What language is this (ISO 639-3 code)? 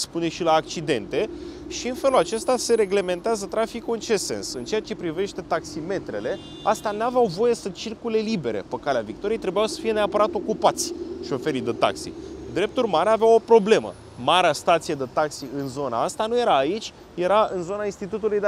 ron